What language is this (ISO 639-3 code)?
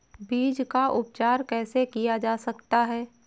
hin